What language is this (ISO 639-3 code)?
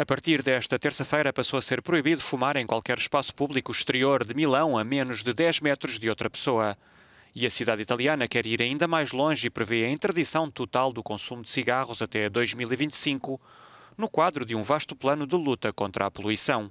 por